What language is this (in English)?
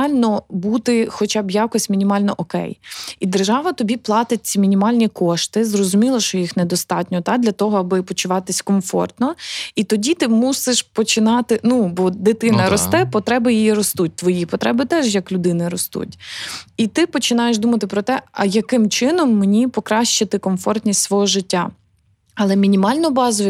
Ukrainian